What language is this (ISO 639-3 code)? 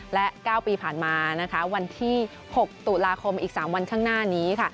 tha